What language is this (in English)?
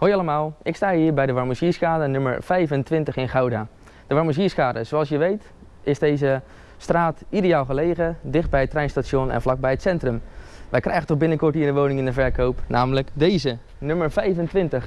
Dutch